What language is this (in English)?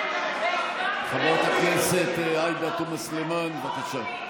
Hebrew